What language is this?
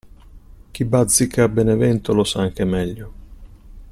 Italian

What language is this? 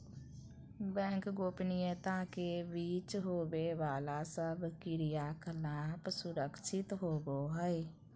Magahi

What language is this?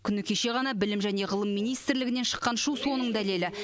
Kazakh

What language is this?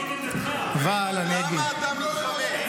Hebrew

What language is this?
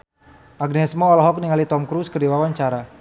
Sundanese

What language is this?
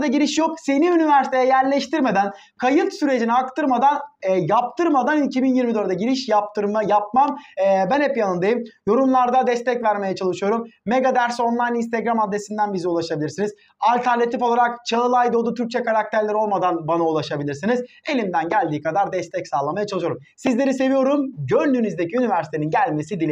Turkish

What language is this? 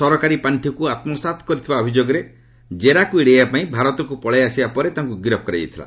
Odia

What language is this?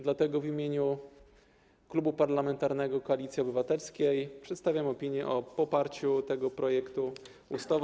Polish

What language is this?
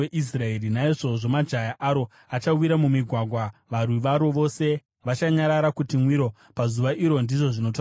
Shona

